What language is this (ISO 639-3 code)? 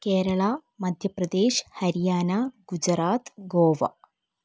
mal